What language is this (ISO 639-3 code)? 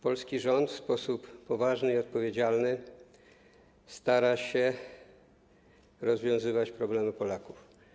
pol